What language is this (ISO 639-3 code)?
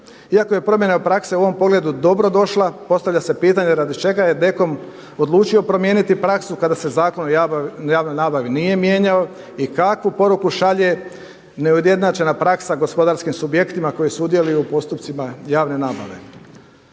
hrv